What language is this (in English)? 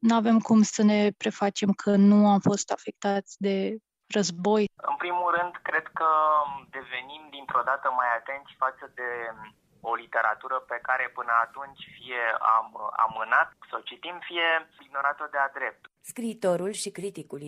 Romanian